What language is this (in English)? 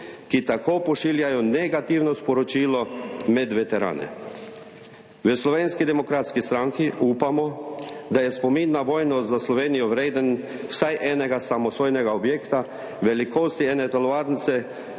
Slovenian